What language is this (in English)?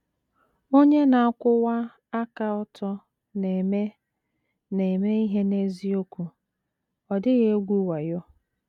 Igbo